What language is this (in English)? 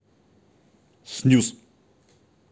Russian